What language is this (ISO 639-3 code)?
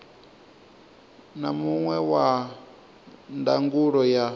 ven